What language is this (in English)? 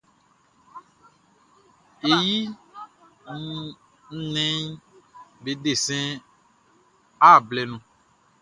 Baoulé